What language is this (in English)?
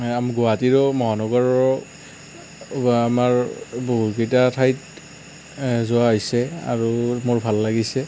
Assamese